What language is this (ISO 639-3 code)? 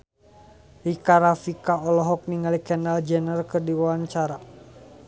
sun